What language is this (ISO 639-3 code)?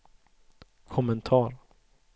swe